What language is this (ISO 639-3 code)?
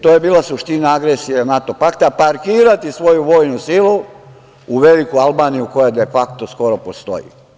srp